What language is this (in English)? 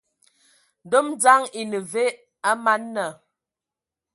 Ewondo